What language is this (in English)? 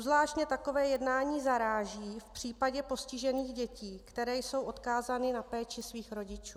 Czech